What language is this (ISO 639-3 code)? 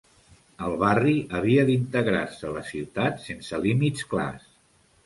cat